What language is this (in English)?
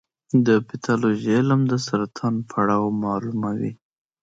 Pashto